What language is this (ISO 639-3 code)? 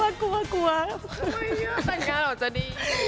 tha